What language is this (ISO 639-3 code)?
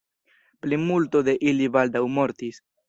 epo